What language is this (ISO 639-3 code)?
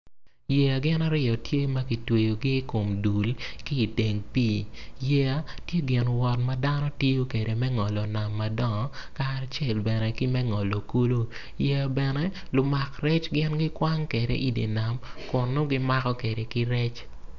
ach